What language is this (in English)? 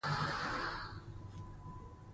Pashto